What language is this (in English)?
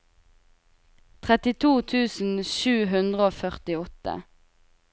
Norwegian